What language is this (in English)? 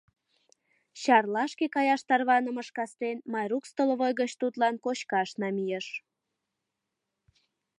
Mari